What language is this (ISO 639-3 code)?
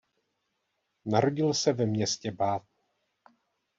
ces